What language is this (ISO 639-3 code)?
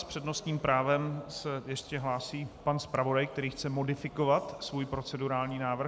ces